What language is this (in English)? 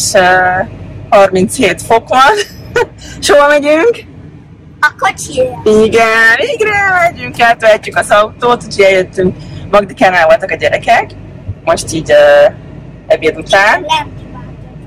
Hungarian